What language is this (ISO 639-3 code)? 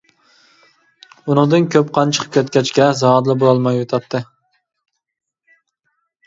uig